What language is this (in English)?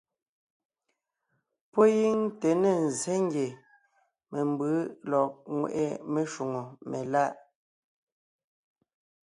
Ngiemboon